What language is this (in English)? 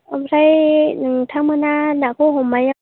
Bodo